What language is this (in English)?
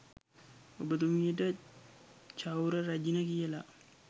Sinhala